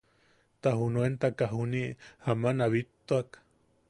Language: Yaqui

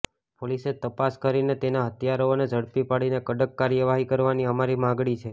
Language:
Gujarati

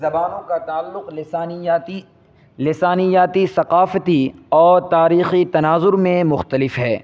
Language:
Urdu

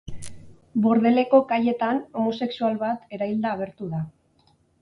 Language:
Basque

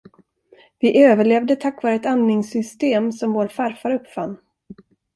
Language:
Swedish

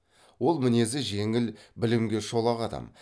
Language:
Kazakh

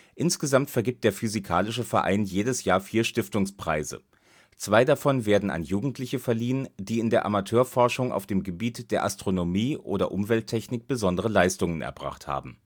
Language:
German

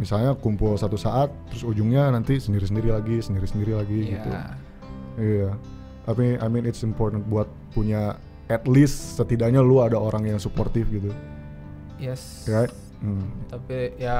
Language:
Indonesian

